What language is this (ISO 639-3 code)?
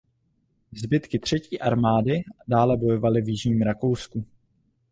ces